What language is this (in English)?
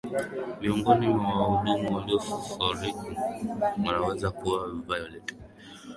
Swahili